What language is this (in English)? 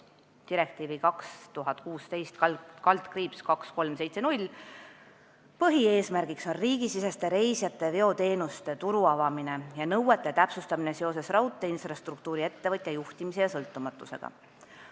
Estonian